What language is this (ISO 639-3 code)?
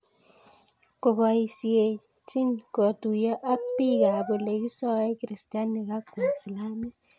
kln